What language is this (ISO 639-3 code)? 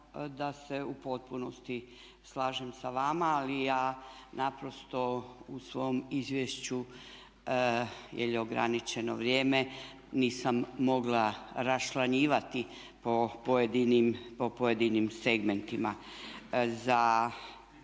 hrv